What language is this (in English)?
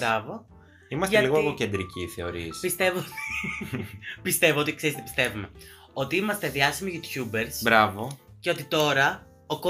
Greek